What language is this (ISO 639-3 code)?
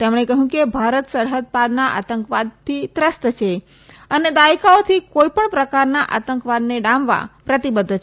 guj